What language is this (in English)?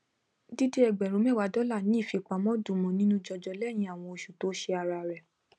Yoruba